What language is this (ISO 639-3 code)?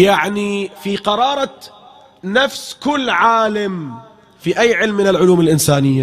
ara